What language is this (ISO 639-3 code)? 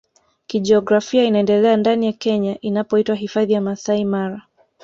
swa